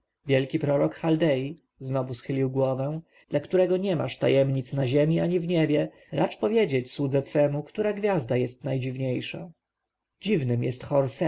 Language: Polish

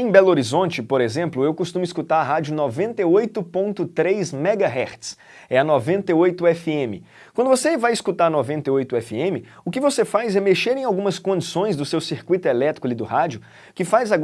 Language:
Portuguese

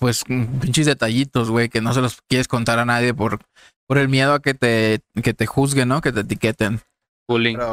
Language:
Spanish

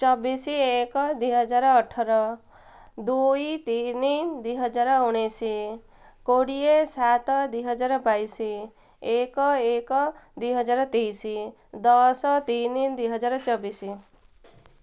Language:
Odia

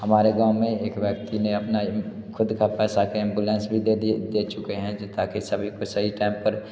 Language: Hindi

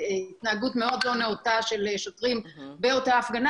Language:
Hebrew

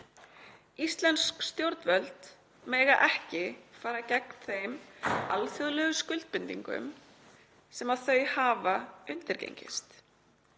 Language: Icelandic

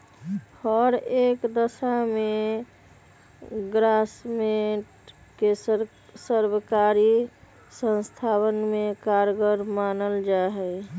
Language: Magahi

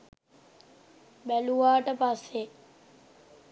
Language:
Sinhala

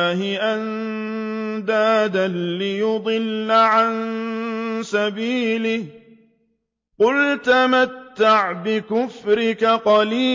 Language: Arabic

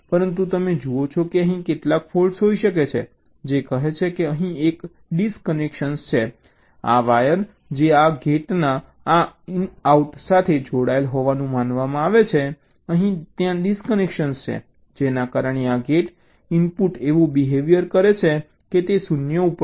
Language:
Gujarati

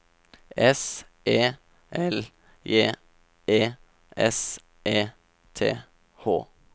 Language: Norwegian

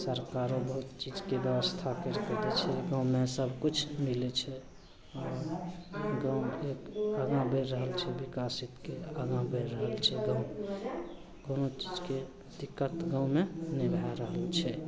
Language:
Maithili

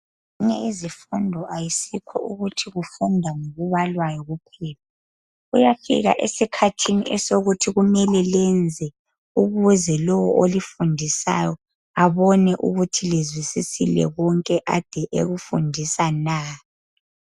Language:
North Ndebele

